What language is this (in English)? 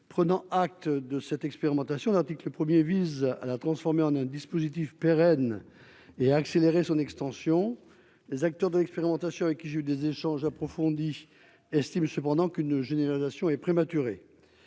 French